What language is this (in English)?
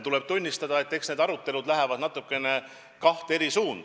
Estonian